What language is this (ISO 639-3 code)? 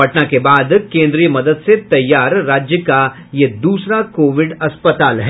hin